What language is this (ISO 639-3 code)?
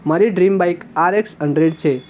guj